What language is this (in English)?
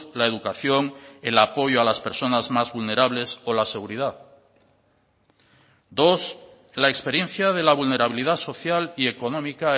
Spanish